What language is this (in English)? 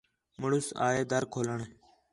Khetrani